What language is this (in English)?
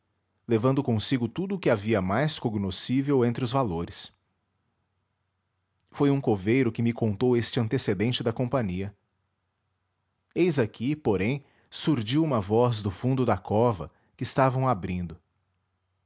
Portuguese